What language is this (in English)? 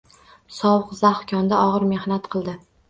Uzbek